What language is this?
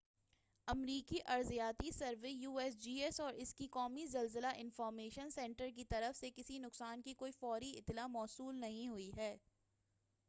Urdu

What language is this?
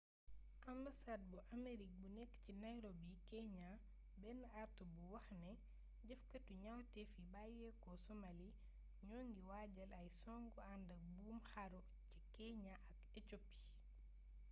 Wolof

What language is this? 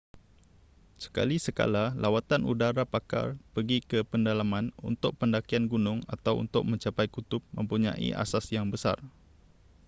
Malay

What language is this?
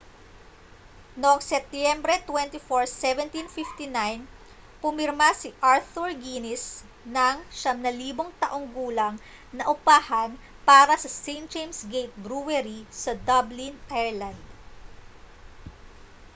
Filipino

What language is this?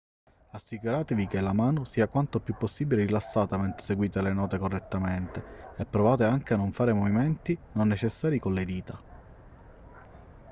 Italian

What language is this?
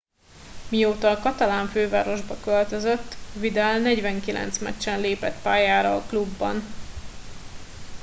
Hungarian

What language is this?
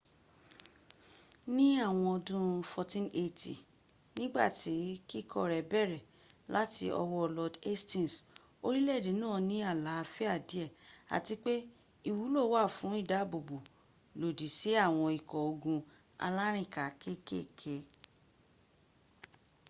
Yoruba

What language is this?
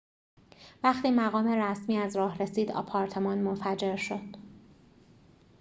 Persian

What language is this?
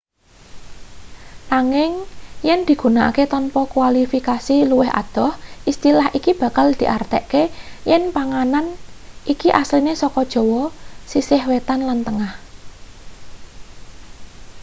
Javanese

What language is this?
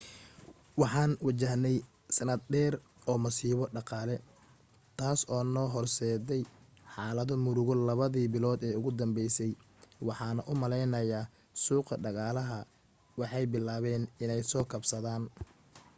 Somali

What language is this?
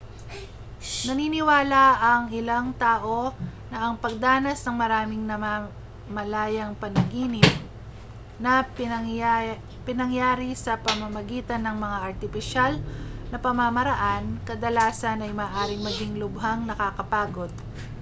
Filipino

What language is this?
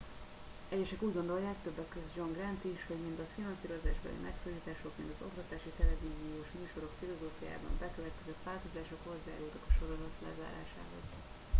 Hungarian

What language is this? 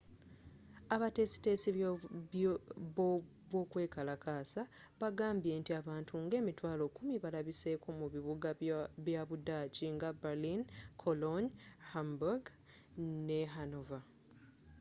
Ganda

